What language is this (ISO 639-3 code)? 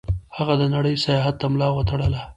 pus